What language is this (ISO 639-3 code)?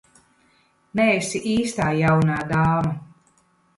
lav